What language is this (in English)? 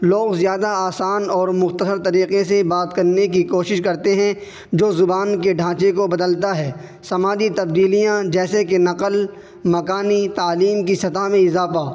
Urdu